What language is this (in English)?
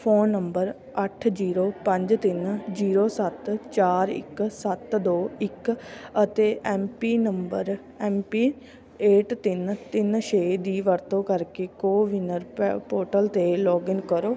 Punjabi